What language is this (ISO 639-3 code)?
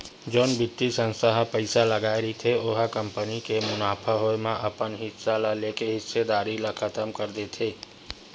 hne